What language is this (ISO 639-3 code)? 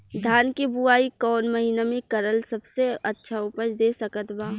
bho